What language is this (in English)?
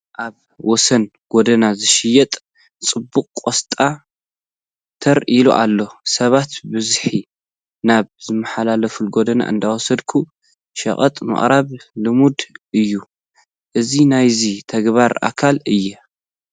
Tigrinya